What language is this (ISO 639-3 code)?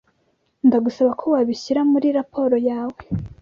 kin